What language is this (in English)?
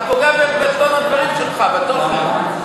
Hebrew